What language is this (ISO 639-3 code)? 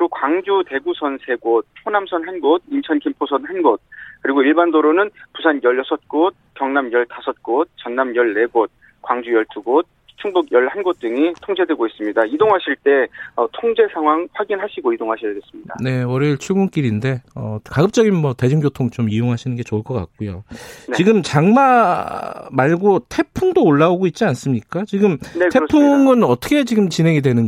kor